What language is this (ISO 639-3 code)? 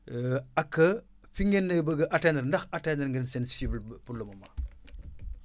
wol